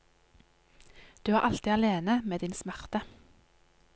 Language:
Norwegian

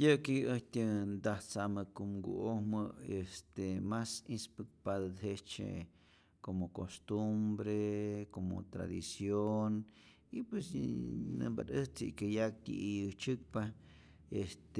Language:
Rayón Zoque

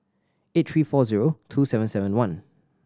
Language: English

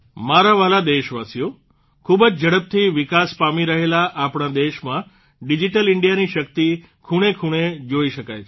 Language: Gujarati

